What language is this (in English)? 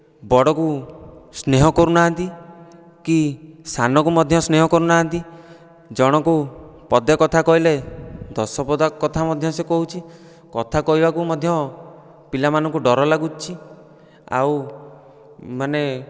Odia